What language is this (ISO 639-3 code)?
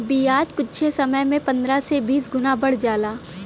bho